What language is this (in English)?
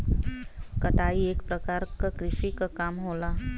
Bhojpuri